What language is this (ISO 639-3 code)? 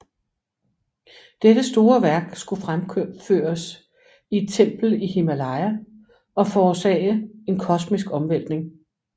dan